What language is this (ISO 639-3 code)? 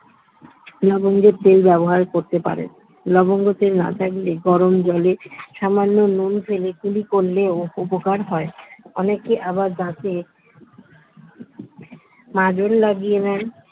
ben